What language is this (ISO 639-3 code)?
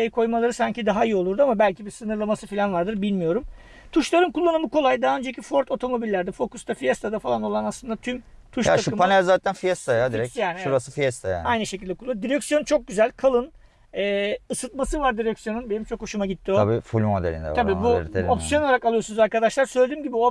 tur